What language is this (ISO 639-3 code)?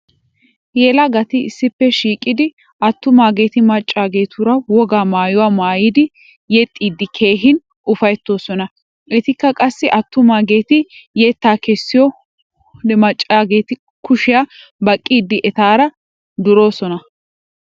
wal